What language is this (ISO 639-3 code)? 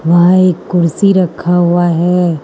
hin